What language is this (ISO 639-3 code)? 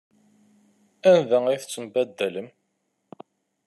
kab